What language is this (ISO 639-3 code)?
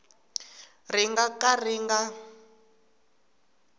tso